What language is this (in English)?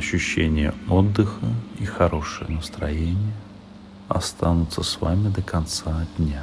Russian